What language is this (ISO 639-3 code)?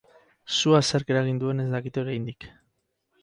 eus